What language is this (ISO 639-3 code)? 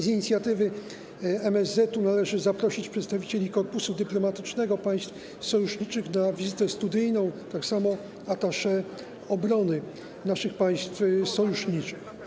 pol